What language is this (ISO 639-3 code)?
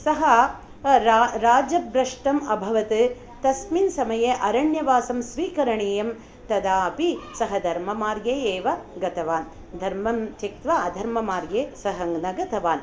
san